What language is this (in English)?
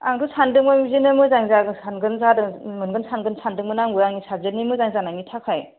Bodo